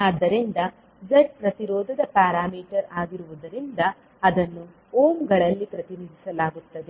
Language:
Kannada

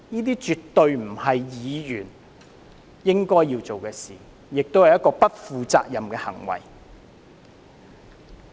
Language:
Cantonese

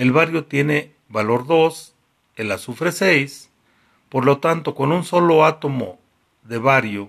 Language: Spanish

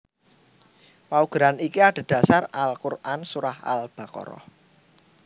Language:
Javanese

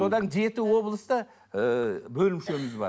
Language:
Kazakh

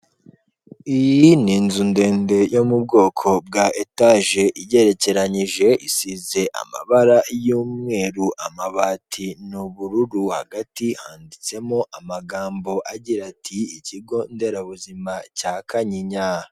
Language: Kinyarwanda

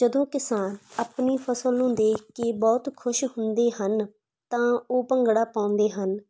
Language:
Punjabi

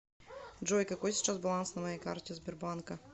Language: Russian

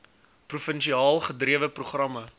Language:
Afrikaans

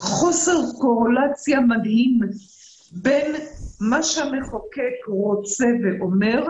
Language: Hebrew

